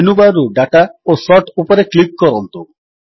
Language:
Odia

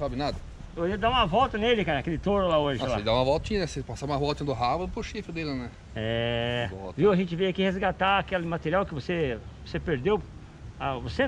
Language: Portuguese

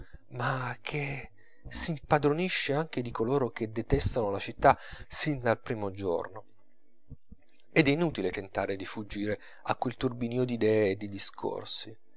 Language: Italian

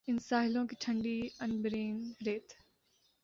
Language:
Urdu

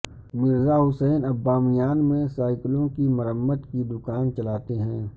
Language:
Urdu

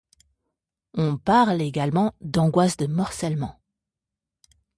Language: French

